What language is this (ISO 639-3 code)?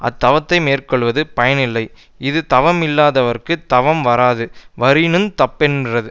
tam